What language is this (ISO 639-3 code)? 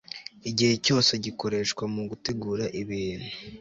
kin